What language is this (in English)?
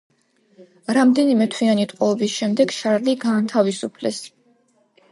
Georgian